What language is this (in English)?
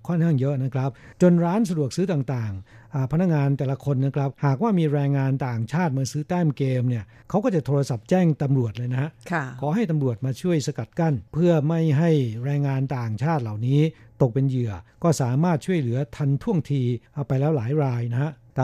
Thai